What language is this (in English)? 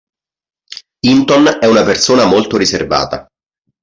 Italian